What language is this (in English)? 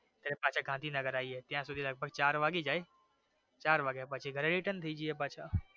Gujarati